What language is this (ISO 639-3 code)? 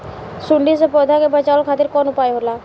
bho